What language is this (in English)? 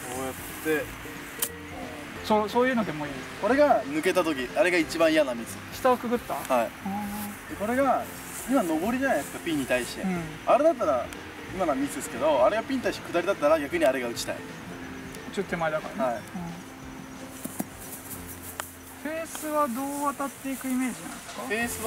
Japanese